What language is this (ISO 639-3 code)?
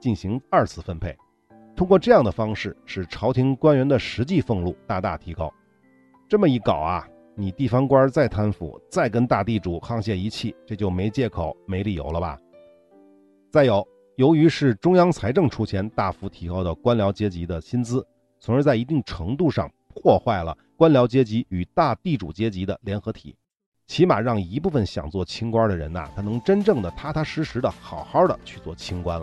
zho